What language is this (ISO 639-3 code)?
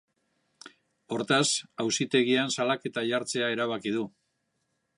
eus